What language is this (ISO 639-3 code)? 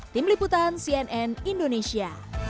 ind